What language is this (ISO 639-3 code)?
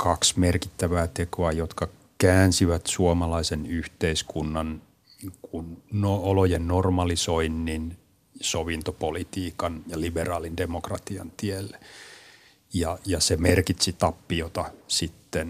fin